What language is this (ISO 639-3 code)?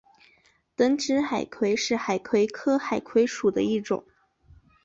zho